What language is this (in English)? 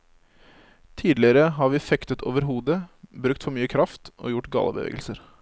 Norwegian